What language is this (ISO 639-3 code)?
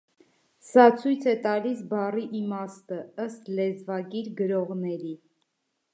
hye